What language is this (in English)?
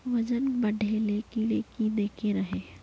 Magahi